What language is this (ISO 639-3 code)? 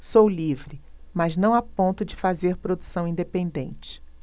por